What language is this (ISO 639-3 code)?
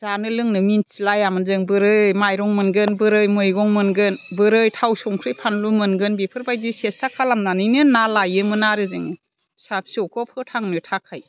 brx